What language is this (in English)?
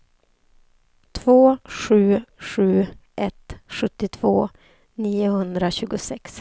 Swedish